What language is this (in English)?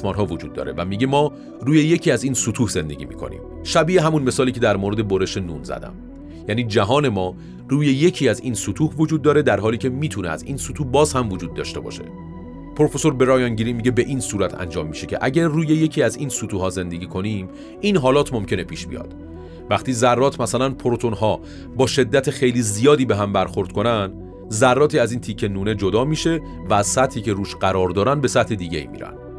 Persian